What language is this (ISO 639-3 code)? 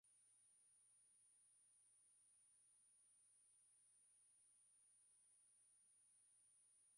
swa